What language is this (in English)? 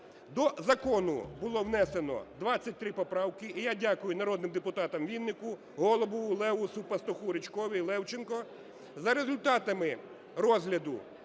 Ukrainian